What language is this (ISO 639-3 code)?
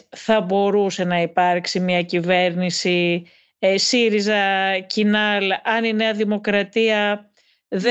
ell